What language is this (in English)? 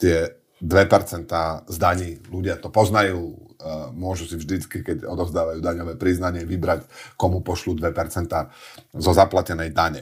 Slovak